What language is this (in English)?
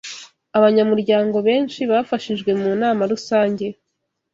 Kinyarwanda